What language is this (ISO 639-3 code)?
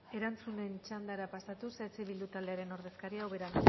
eus